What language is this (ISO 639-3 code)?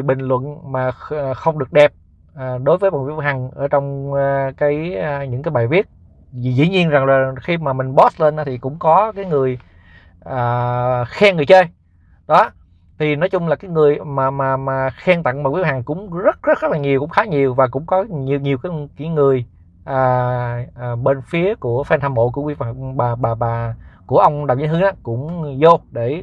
vie